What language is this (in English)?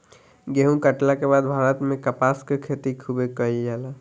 Bhojpuri